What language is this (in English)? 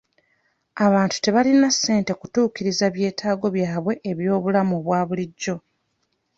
Ganda